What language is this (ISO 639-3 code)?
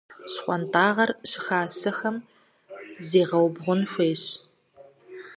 kbd